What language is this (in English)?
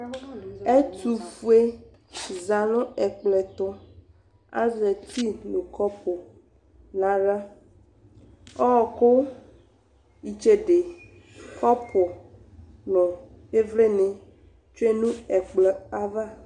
Ikposo